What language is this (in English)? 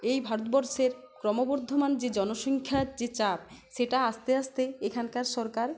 Bangla